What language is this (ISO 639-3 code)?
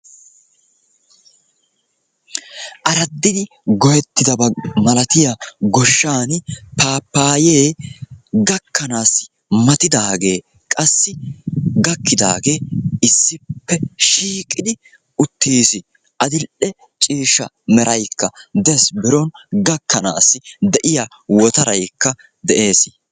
wal